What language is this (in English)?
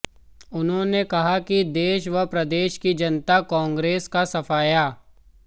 Hindi